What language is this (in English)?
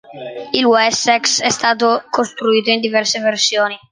Italian